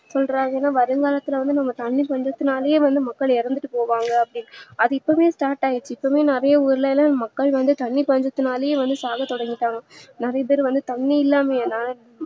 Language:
Tamil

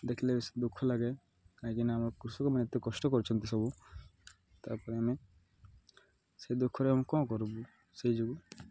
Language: Odia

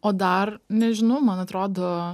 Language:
Lithuanian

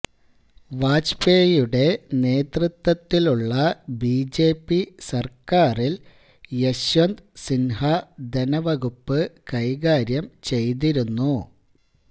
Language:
Malayalam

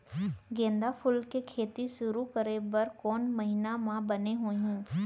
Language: Chhattisgarhi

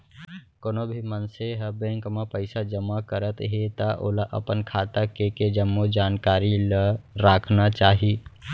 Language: Chhattisgarhi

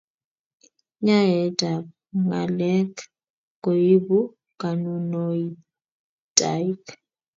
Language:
Kalenjin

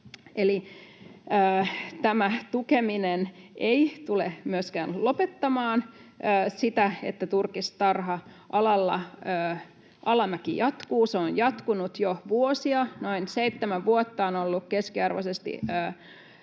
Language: Finnish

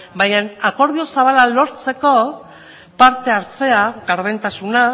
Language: Basque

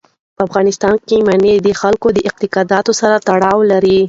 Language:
Pashto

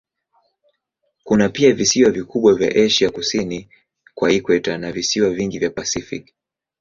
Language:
Swahili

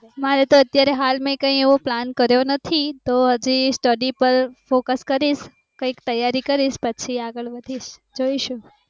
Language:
Gujarati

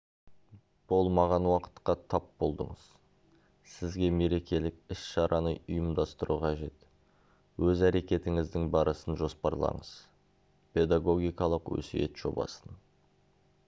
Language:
Kazakh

